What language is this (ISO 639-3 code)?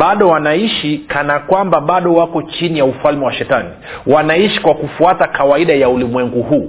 swa